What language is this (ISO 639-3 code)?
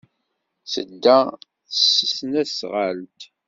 kab